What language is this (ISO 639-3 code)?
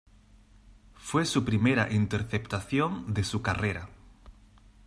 spa